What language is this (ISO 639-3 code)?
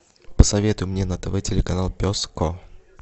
rus